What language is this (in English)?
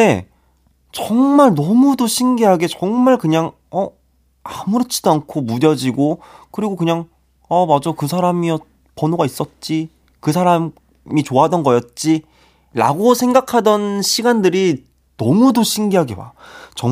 Korean